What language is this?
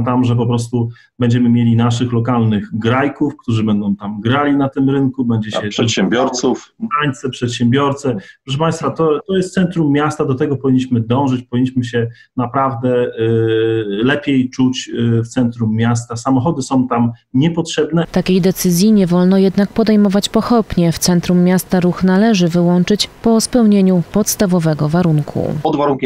Polish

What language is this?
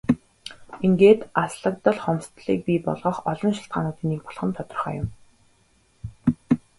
Mongolian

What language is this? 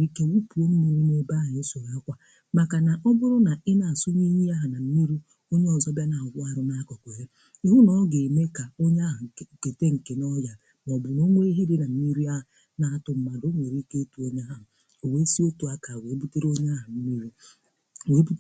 Igbo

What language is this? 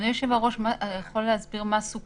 Hebrew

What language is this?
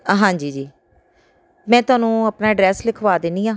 Punjabi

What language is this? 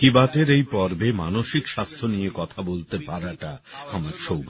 Bangla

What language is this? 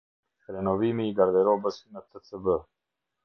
Albanian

